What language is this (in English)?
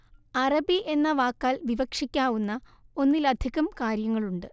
Malayalam